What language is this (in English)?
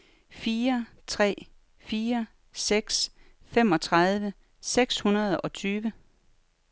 Danish